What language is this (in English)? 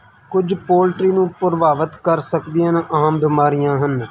Punjabi